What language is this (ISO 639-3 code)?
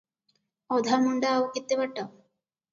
ori